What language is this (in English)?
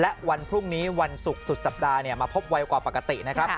Thai